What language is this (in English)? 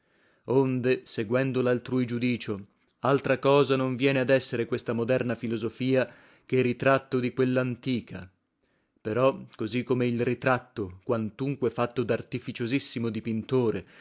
Italian